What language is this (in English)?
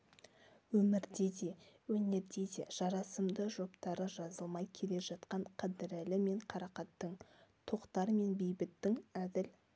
Kazakh